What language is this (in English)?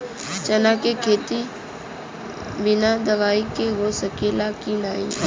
Bhojpuri